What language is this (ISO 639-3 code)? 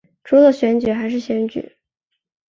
zho